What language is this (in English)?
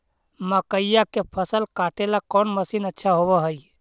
Magahi